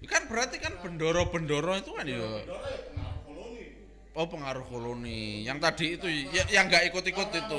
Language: Indonesian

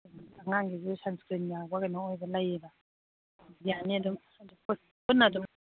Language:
Manipuri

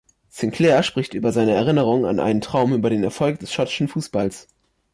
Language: German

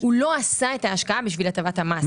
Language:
Hebrew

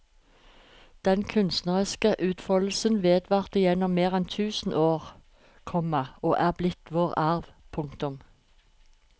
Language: Norwegian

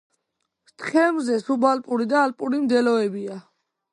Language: Georgian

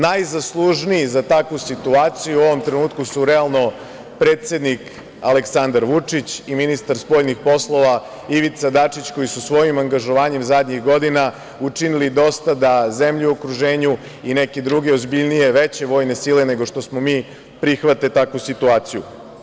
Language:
Serbian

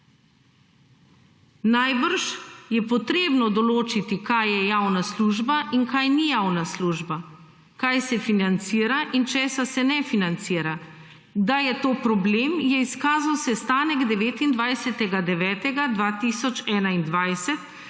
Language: Slovenian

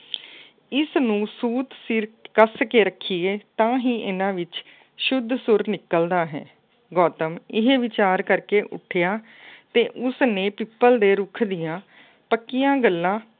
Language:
Punjabi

